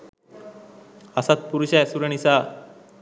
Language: Sinhala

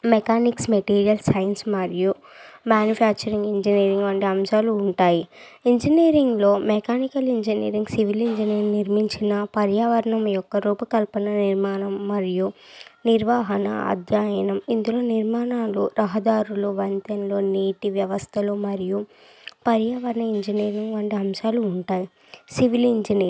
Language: Telugu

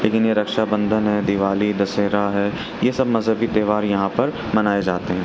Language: Urdu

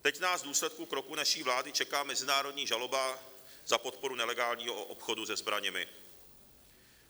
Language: Czech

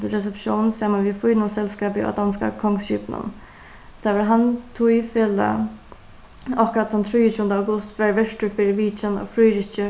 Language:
Faroese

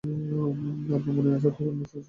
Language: Bangla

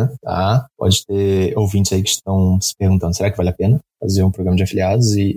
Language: Portuguese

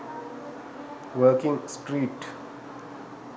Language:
Sinhala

